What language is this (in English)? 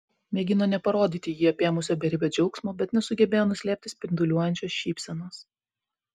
Lithuanian